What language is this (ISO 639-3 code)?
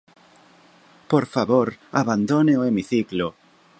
glg